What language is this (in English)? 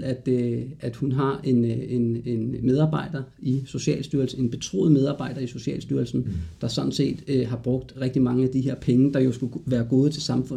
Danish